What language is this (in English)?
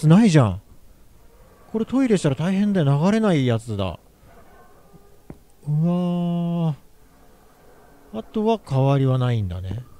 Japanese